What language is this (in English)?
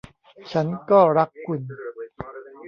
Thai